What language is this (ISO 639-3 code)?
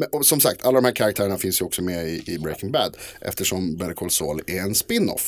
swe